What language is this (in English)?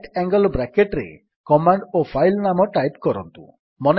Odia